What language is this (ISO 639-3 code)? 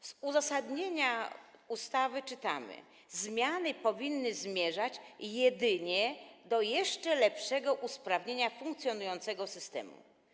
pol